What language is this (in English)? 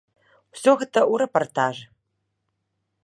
Belarusian